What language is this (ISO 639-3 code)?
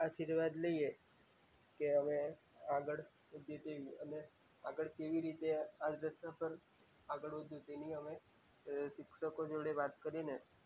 guj